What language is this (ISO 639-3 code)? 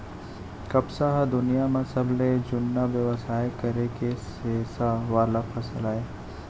hne